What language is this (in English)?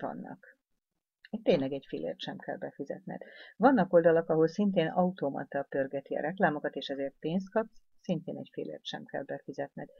Hungarian